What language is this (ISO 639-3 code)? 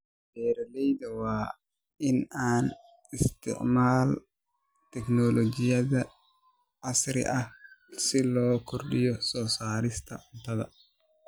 som